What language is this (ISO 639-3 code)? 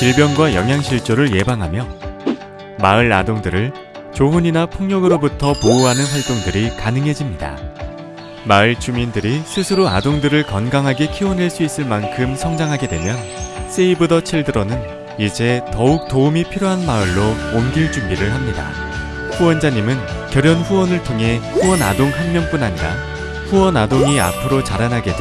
kor